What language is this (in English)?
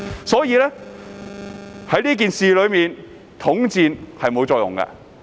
Cantonese